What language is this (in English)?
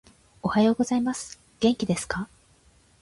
Japanese